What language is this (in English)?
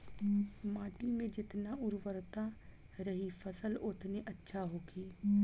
Bhojpuri